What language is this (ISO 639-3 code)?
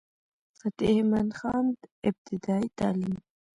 pus